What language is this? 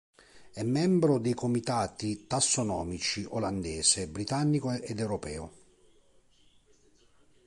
Italian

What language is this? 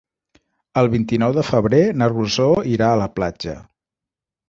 Catalan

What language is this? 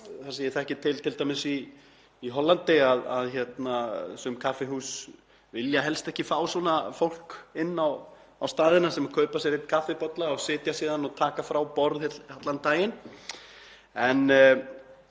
Icelandic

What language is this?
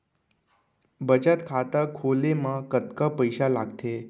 Chhattisgarhi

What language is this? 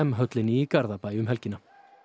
Icelandic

